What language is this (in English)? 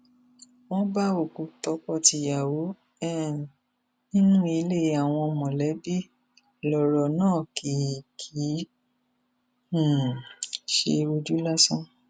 Yoruba